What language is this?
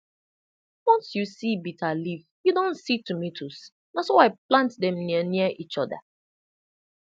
Nigerian Pidgin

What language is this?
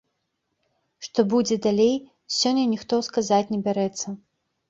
Belarusian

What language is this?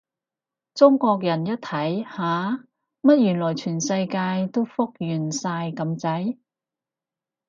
Cantonese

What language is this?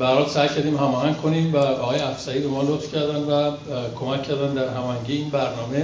Persian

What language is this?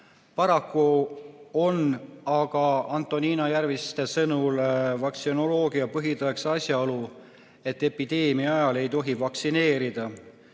Estonian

